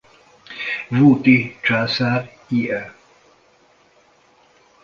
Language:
Hungarian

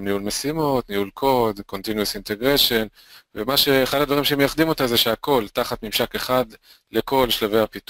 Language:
Hebrew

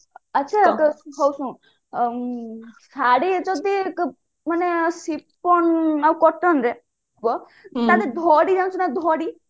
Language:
Odia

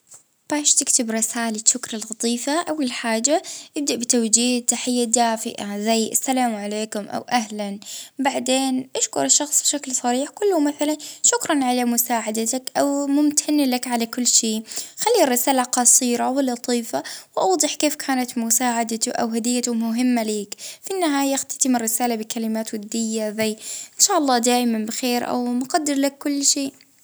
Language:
Libyan Arabic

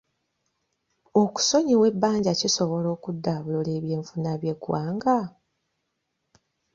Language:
Ganda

